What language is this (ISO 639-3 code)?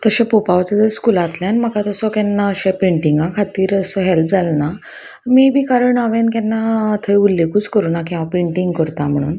kok